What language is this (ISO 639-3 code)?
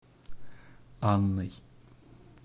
rus